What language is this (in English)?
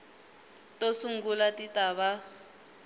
Tsonga